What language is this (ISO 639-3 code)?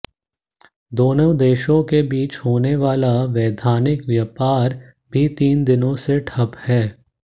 hin